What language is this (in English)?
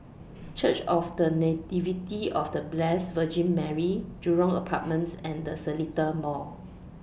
English